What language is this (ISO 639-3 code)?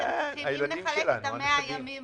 heb